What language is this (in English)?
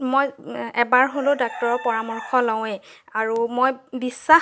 Assamese